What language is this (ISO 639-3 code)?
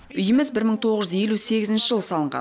kaz